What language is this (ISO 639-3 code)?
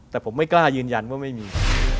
tha